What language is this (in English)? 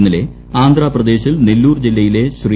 Malayalam